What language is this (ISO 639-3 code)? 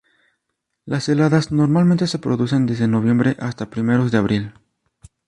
spa